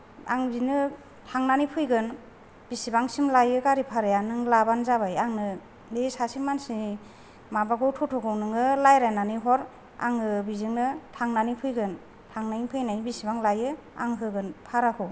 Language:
Bodo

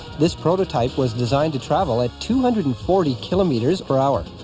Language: English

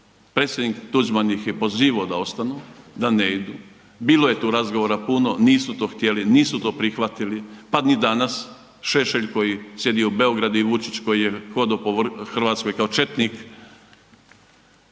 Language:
Croatian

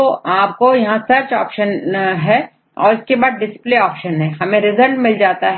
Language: Hindi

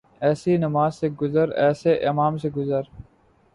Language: Urdu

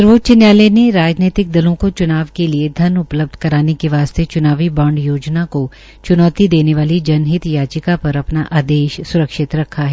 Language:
Hindi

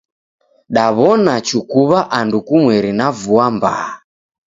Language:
Taita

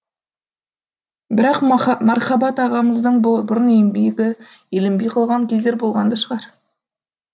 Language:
Kazakh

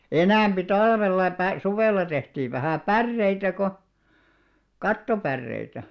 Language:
Finnish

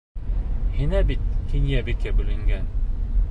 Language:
Bashkir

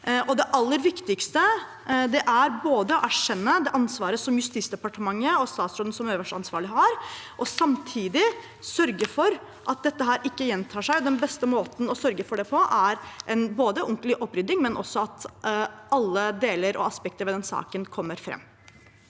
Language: Norwegian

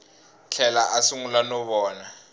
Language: Tsonga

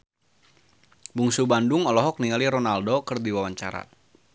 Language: Sundanese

